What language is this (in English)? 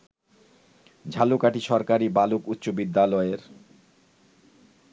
Bangla